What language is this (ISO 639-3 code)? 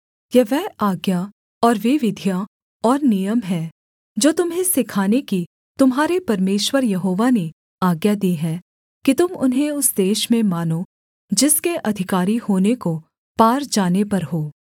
hin